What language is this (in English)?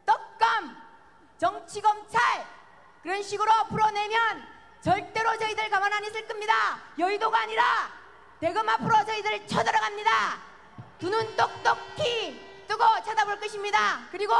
Korean